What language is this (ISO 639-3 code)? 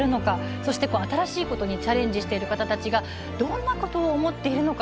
jpn